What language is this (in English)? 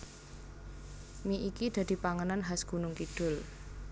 Javanese